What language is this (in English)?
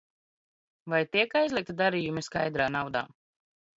Latvian